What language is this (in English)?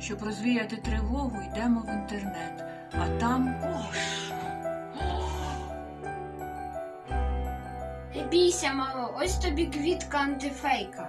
Ukrainian